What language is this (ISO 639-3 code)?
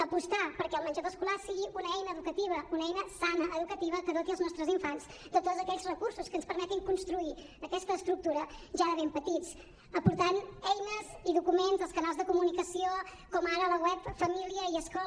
cat